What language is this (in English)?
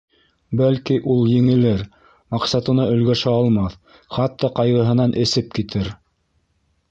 Bashkir